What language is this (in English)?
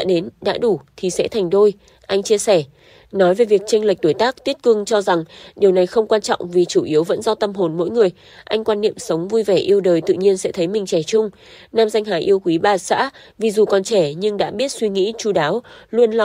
Vietnamese